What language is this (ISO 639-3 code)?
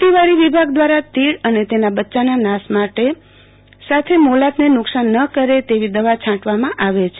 guj